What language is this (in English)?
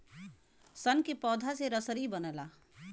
Bhojpuri